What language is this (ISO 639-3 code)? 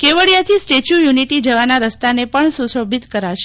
guj